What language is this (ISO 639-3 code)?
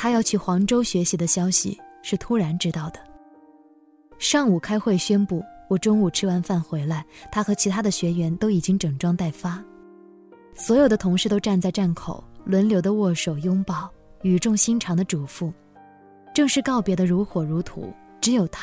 zho